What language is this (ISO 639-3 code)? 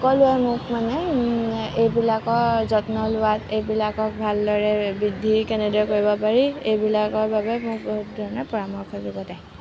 asm